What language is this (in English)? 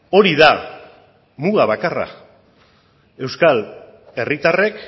Basque